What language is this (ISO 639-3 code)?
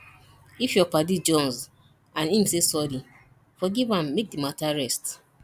pcm